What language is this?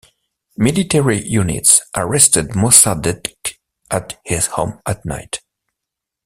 English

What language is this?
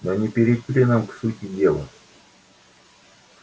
Russian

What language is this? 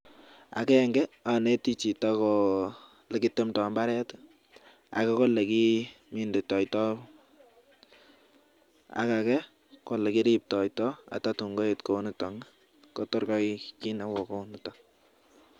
Kalenjin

